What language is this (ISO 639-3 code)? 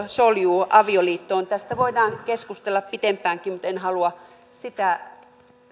fin